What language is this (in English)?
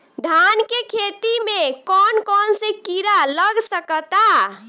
Bhojpuri